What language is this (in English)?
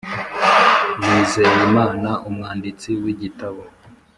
Kinyarwanda